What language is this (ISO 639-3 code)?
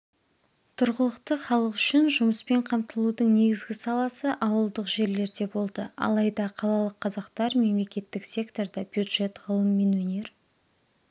kaz